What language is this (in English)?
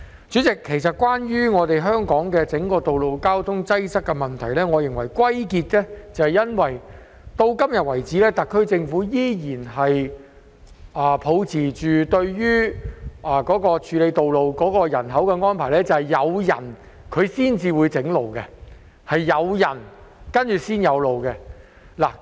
Cantonese